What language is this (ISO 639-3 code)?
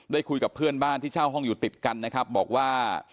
tha